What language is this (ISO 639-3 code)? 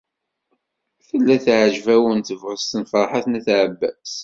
kab